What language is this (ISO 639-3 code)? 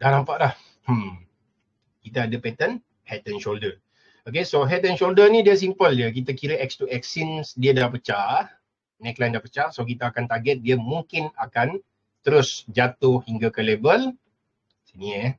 msa